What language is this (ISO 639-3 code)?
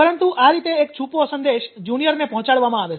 guj